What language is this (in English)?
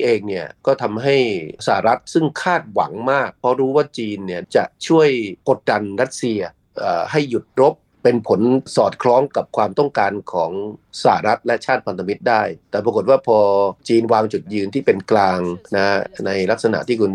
Thai